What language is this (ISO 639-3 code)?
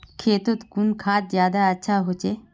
mag